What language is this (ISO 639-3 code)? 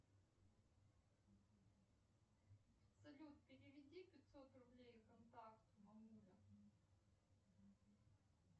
rus